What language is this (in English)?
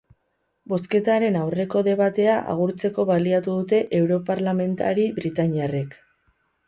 Basque